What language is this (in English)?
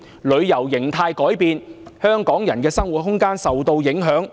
Cantonese